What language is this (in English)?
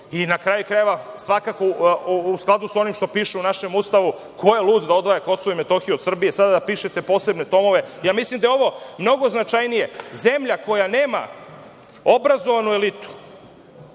Serbian